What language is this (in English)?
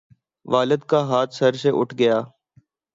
Urdu